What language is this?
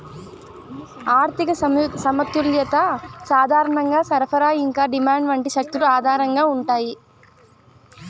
Telugu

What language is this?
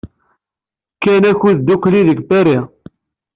Kabyle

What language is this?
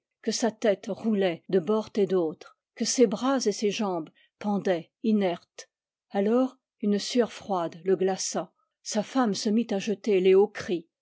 French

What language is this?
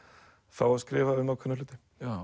Icelandic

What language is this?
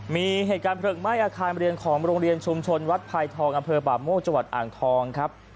Thai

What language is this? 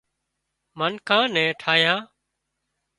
Wadiyara Koli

